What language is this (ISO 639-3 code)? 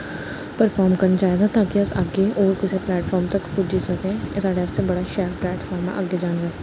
doi